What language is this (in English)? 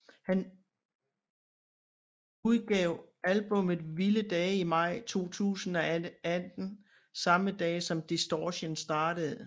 Danish